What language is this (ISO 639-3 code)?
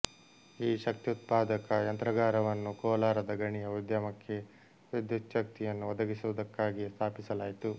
kan